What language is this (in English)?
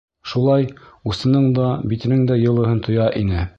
Bashkir